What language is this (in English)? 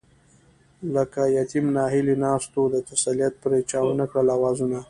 Pashto